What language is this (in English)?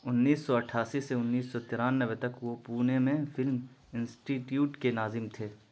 Urdu